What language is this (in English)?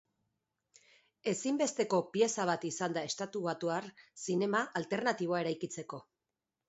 Basque